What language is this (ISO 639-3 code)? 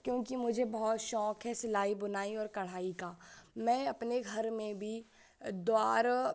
hin